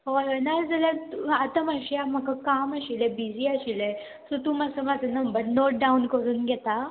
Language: Konkani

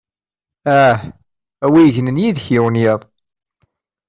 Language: Kabyle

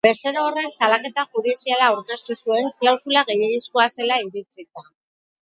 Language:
Basque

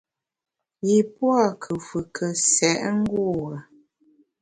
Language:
Bamun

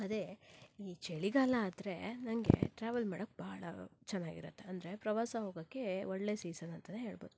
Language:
Kannada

